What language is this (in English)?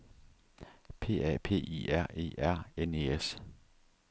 Danish